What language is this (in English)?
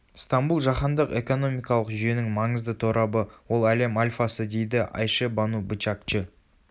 Kazakh